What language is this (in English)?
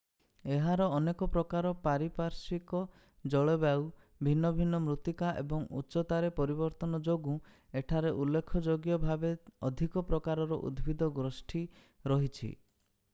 Odia